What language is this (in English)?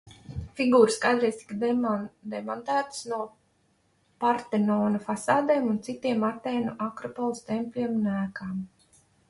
Latvian